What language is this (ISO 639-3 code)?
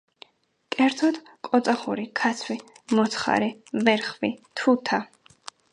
kat